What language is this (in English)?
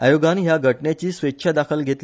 Konkani